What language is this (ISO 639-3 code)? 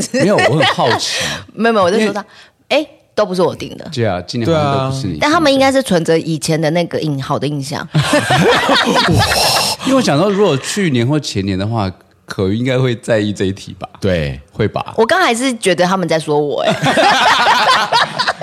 zho